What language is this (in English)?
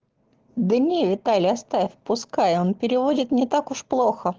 Russian